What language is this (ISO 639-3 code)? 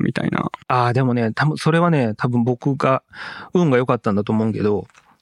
jpn